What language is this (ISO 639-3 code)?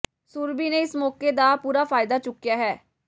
pan